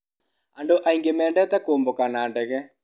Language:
Kikuyu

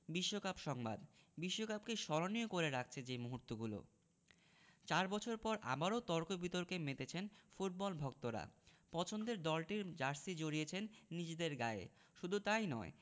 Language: Bangla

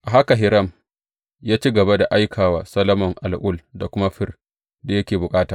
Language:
Hausa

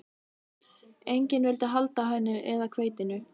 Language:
Icelandic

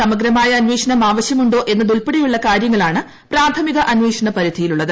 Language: Malayalam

